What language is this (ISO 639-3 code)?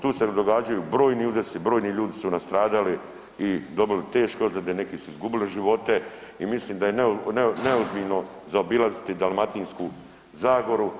hrv